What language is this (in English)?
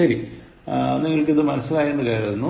Malayalam